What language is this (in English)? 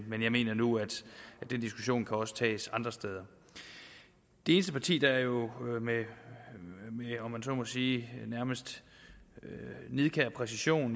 Danish